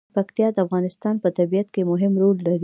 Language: Pashto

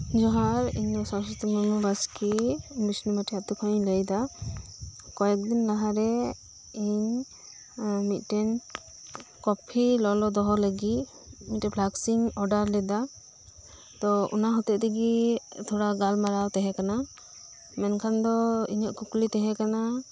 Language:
Santali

